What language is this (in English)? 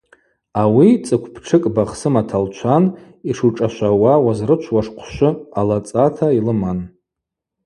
Abaza